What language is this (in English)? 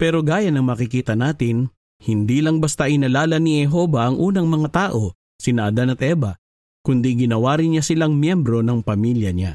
Filipino